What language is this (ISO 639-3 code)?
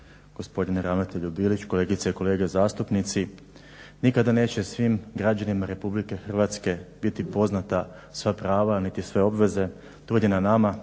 hrv